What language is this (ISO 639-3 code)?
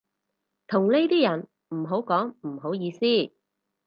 yue